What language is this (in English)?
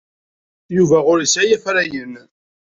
Kabyle